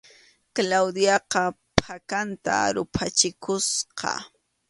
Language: Arequipa-La Unión Quechua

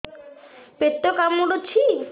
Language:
Odia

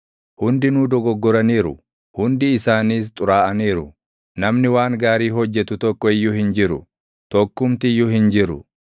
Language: Oromo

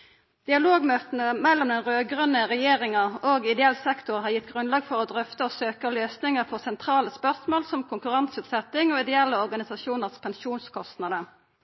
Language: Norwegian Nynorsk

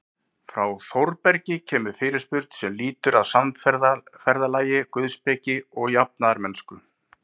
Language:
Icelandic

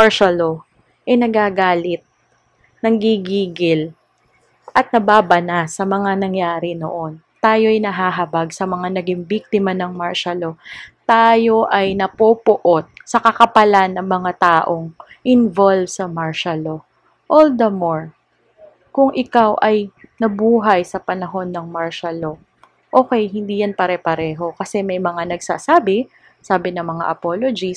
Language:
Filipino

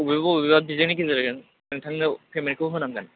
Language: Bodo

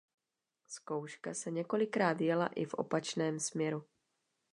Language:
Czech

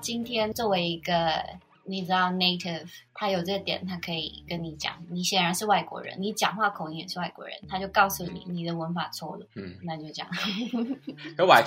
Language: Chinese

